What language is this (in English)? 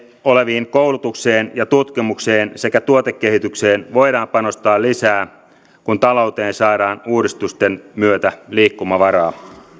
Finnish